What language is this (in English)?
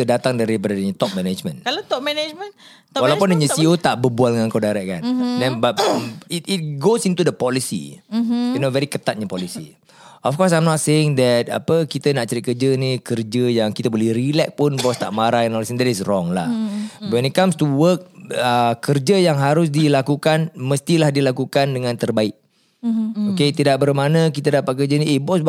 Malay